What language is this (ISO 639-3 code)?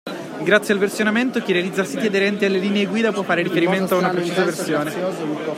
ita